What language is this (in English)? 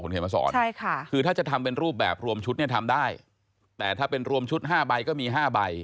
Thai